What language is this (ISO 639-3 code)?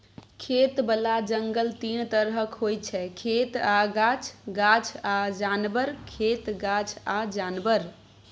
mai